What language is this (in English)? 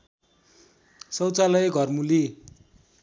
Nepali